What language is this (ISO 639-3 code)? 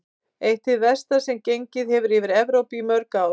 isl